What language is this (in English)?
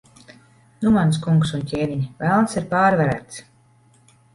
Latvian